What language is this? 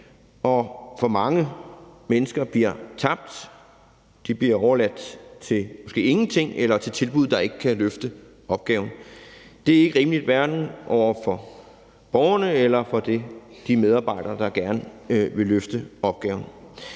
Danish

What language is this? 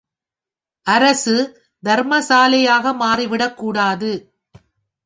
Tamil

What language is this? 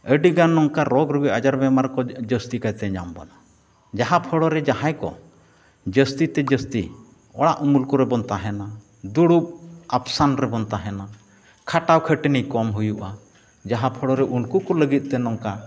Santali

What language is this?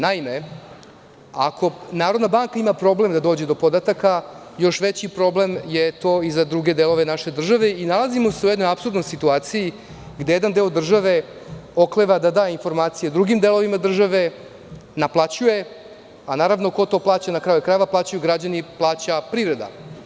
Serbian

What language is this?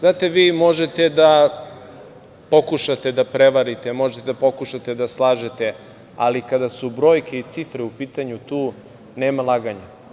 Serbian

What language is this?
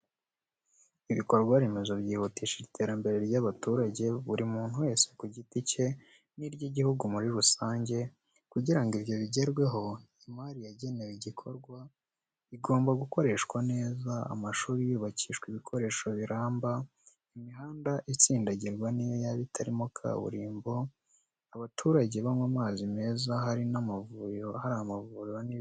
Kinyarwanda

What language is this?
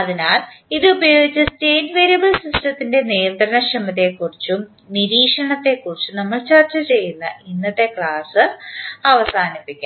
Malayalam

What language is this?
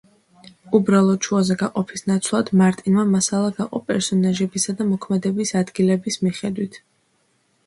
Georgian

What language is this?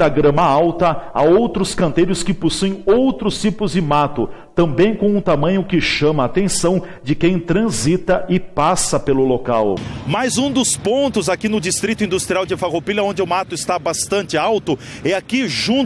Portuguese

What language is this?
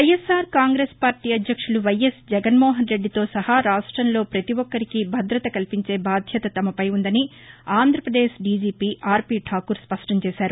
Telugu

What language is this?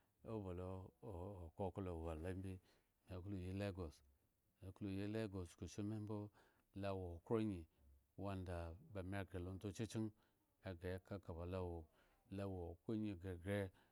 Eggon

